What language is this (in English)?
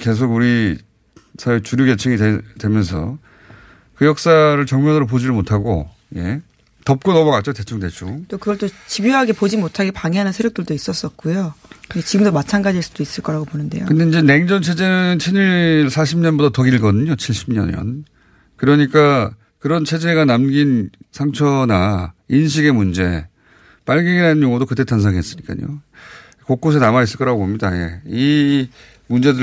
Korean